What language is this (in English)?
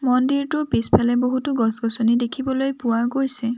Assamese